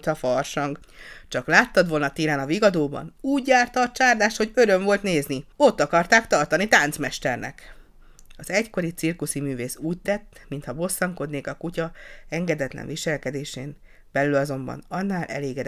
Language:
Hungarian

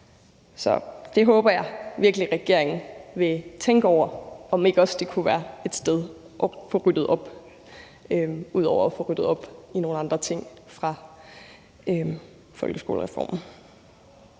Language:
Danish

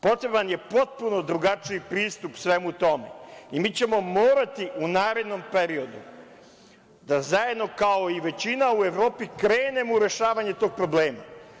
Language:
Serbian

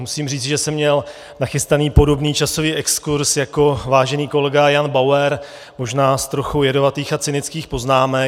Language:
Czech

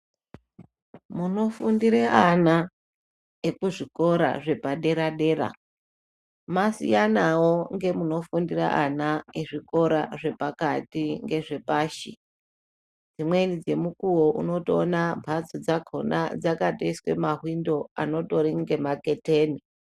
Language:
Ndau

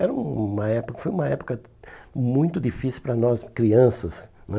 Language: Portuguese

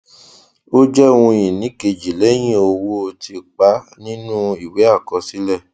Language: Yoruba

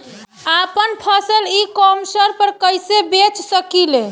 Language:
Bhojpuri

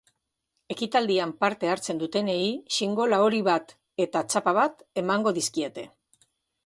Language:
Basque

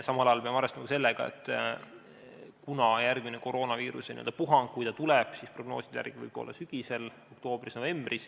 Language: Estonian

